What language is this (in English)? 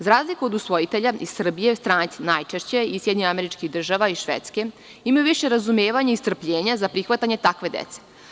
Serbian